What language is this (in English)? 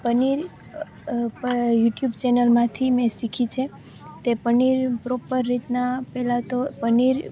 Gujarati